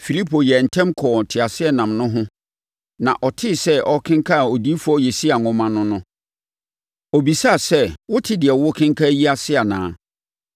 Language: Akan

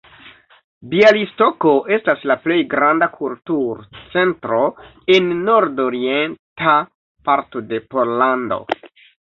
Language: Esperanto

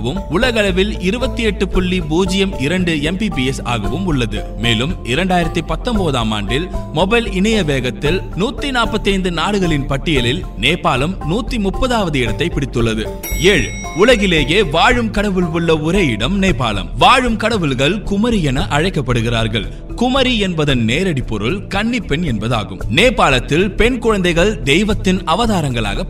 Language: Tamil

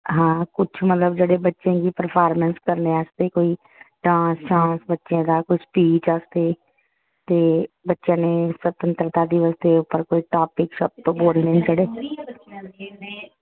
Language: Dogri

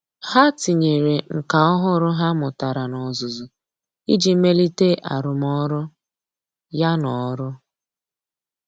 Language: Igbo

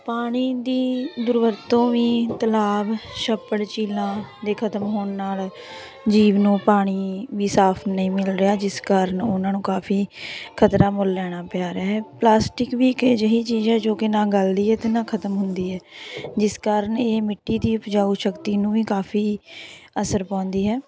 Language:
Punjabi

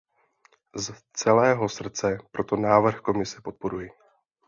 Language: Czech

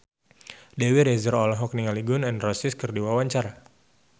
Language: Sundanese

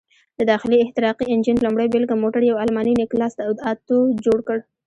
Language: Pashto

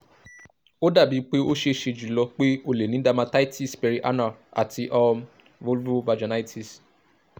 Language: Yoruba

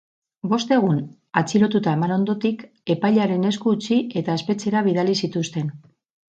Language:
Basque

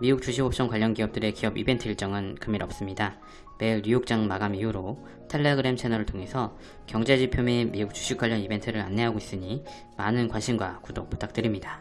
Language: Korean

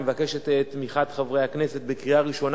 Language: Hebrew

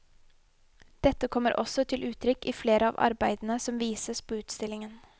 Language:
Norwegian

